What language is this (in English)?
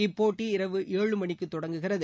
Tamil